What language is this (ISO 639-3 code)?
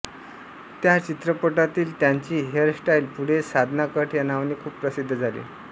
mar